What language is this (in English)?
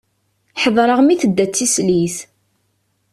Kabyle